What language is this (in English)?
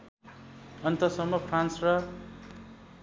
Nepali